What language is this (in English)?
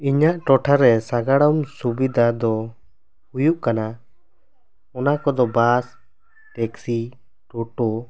Santali